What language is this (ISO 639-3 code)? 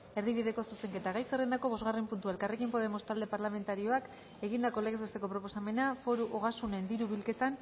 eus